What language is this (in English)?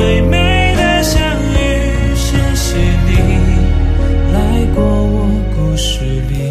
Chinese